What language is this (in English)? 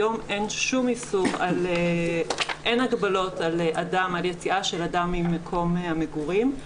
Hebrew